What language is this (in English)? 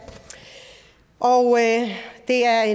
Danish